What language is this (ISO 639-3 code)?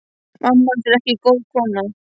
isl